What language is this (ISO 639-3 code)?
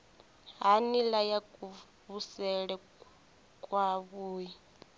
ven